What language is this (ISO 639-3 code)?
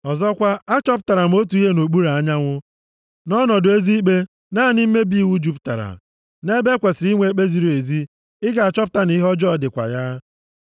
ibo